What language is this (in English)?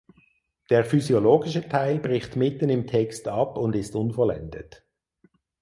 German